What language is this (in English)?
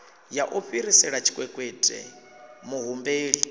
Venda